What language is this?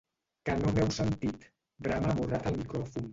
Catalan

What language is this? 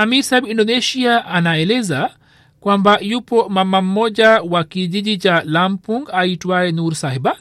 Swahili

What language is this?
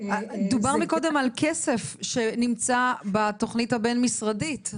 Hebrew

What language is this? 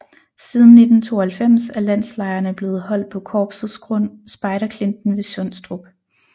Danish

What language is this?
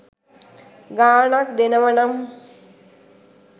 Sinhala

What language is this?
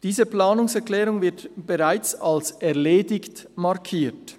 Swiss German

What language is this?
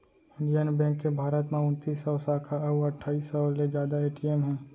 Chhattisgarhi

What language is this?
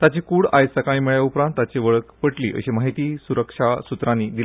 Konkani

